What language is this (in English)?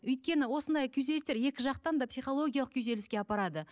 Kazakh